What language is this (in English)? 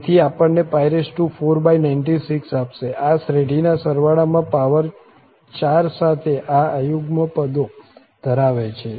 Gujarati